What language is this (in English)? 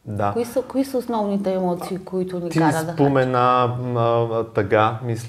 Bulgarian